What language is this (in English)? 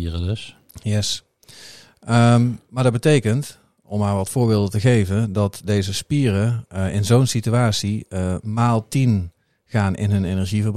Dutch